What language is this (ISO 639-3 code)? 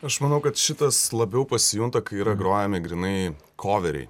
lit